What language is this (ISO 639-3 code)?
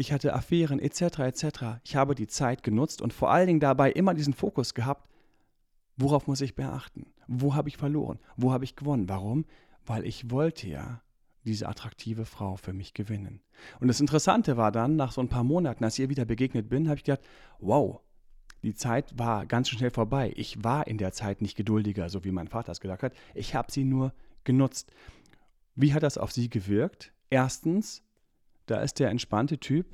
deu